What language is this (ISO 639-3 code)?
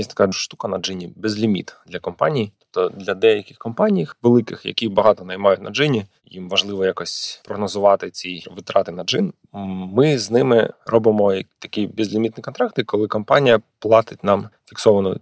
ukr